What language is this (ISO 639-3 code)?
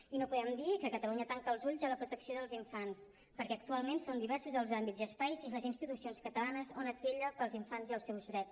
cat